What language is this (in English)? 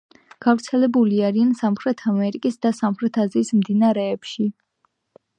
Georgian